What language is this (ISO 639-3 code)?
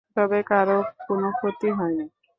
ben